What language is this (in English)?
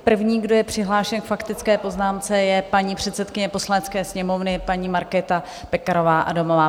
Czech